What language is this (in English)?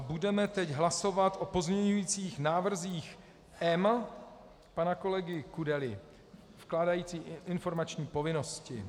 Czech